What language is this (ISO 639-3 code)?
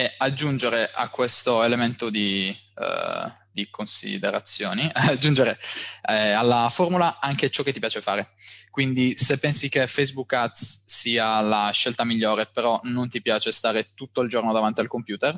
ita